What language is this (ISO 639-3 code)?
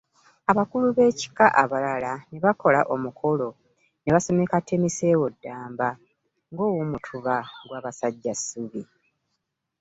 lug